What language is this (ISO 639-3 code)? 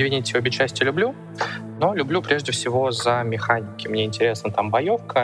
rus